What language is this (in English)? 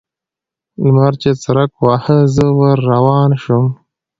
Pashto